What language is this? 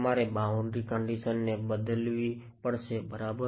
Gujarati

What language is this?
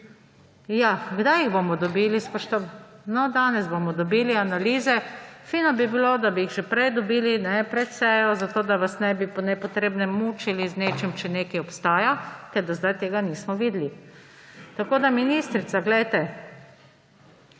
Slovenian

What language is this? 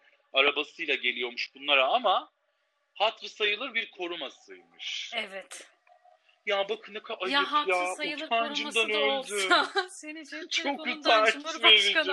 Turkish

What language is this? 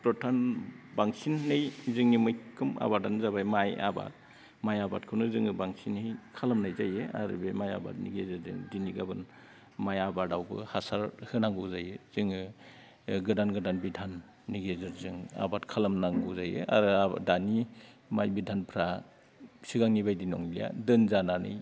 Bodo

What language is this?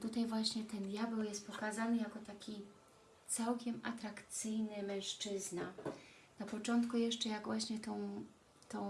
Polish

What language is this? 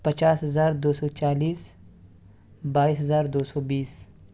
Urdu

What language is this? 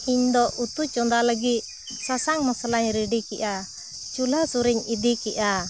Santali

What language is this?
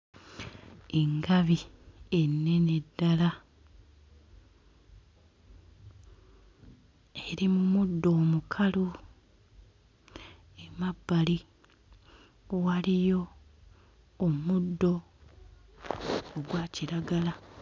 Ganda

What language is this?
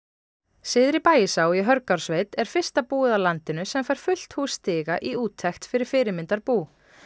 Icelandic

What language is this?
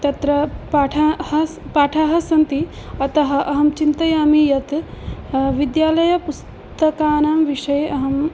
Sanskrit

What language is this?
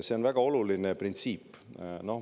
Estonian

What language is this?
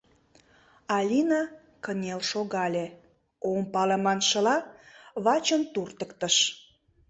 Mari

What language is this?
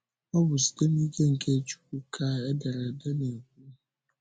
Igbo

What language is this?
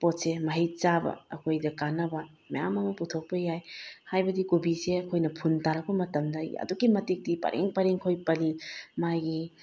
Manipuri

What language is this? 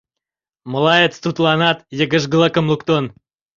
Mari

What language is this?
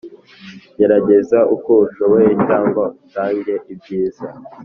Kinyarwanda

